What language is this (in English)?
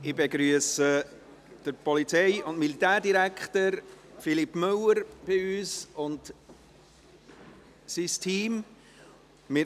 Swiss German